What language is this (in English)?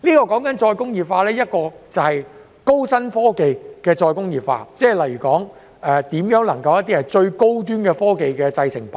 Cantonese